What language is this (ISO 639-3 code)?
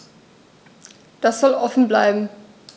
deu